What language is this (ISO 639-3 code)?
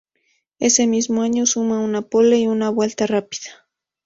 spa